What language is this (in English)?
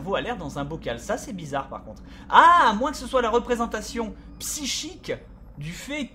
French